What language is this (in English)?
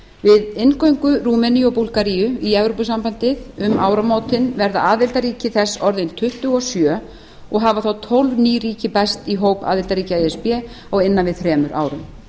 Icelandic